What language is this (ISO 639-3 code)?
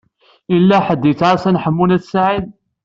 kab